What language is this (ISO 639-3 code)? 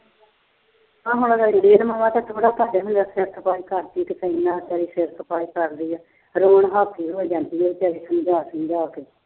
pan